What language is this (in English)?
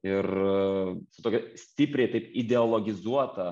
Lithuanian